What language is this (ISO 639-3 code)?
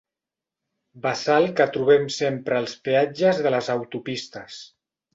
cat